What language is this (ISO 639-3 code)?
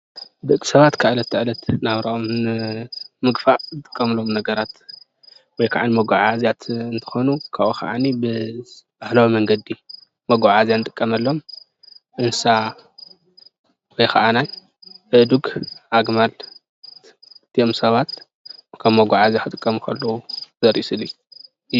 tir